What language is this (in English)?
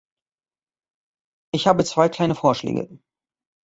German